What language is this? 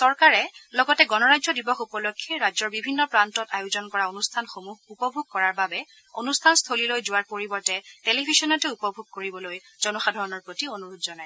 Assamese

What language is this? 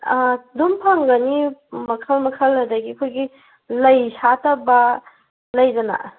Manipuri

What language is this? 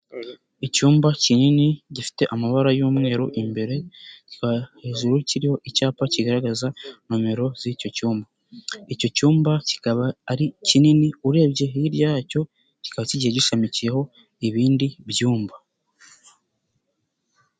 Kinyarwanda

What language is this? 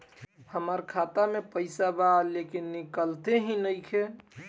Bhojpuri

